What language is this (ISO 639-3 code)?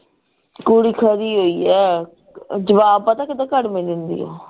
pan